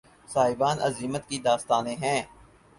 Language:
Urdu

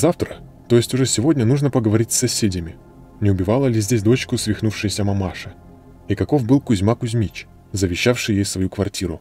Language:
Russian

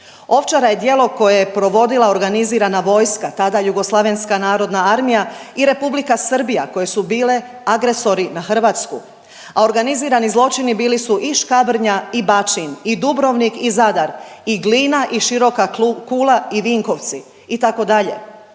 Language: Croatian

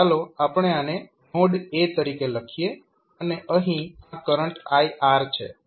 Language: Gujarati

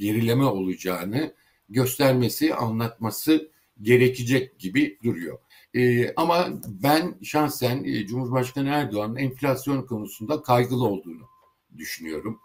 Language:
Turkish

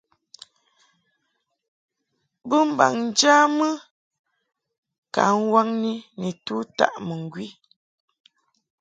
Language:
Mungaka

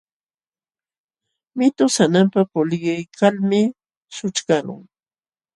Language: Jauja Wanca Quechua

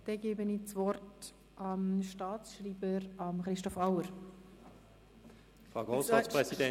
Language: Swiss German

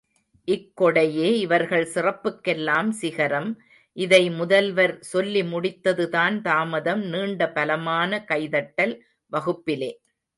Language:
Tamil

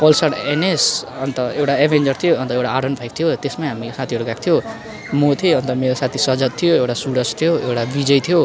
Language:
Nepali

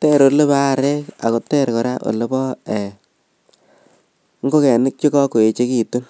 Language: Kalenjin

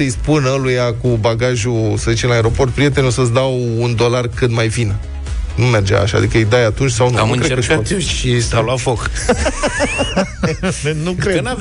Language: Romanian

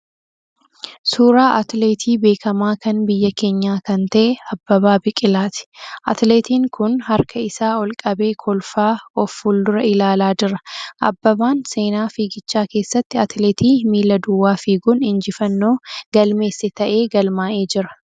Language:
Oromo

